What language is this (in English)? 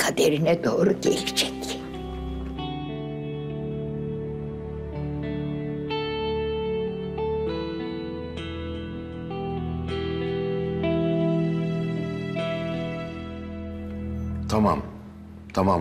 Turkish